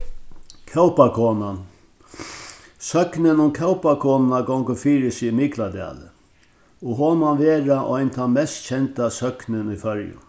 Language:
Faroese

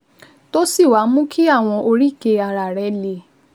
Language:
Yoruba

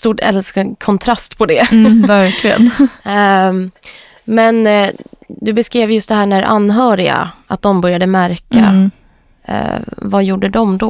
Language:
Swedish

